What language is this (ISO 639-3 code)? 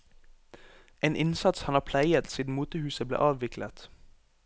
nor